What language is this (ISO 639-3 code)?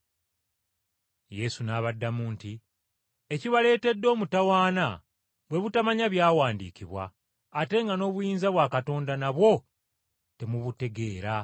lug